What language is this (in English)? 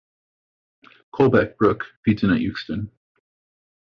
English